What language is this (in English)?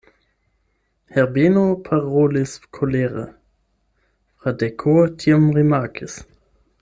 Esperanto